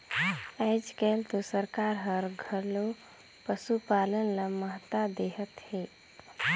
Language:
Chhattisgarhi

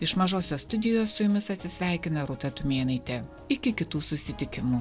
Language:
Lithuanian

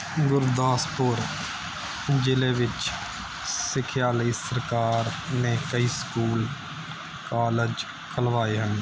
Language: Punjabi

